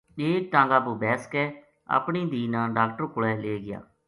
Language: Gujari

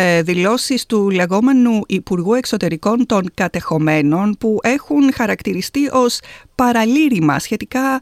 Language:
Greek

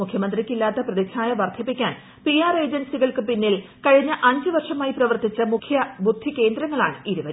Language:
Malayalam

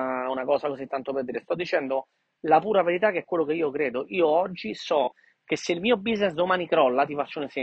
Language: Italian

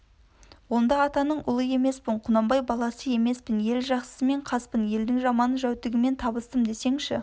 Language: Kazakh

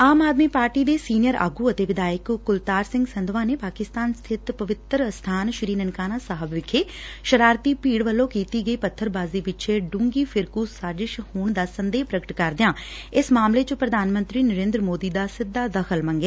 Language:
Punjabi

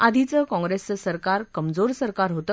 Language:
Marathi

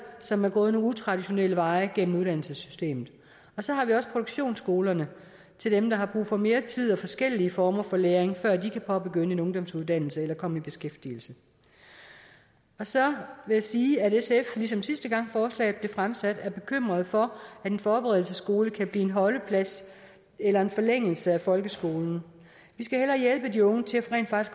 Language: Danish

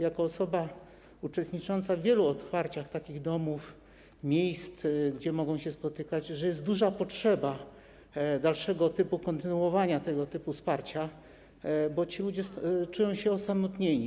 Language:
Polish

